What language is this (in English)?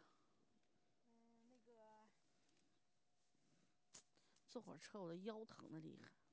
Chinese